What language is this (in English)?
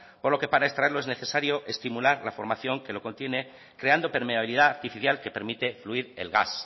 Spanish